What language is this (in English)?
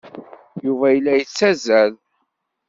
Kabyle